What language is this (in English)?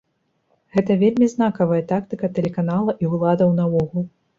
Belarusian